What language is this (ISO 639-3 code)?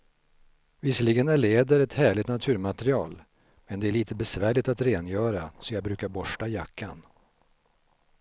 swe